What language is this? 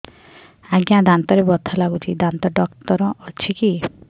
Odia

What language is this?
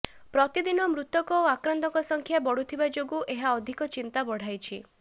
Odia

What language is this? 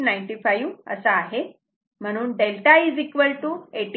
Marathi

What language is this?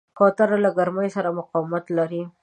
Pashto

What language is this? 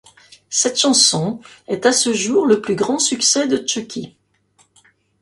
French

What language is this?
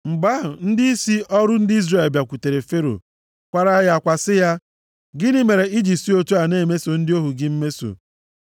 Igbo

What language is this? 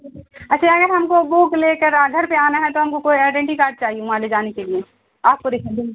Urdu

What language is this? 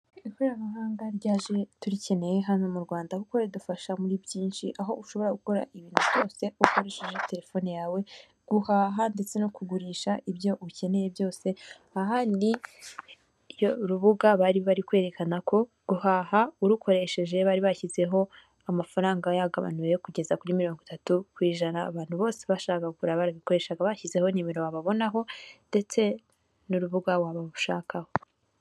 Kinyarwanda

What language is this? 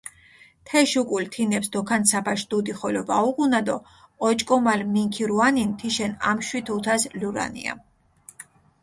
Mingrelian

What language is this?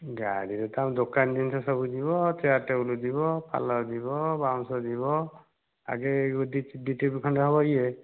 Odia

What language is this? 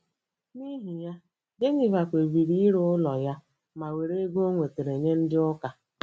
Igbo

